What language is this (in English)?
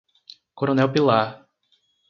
Portuguese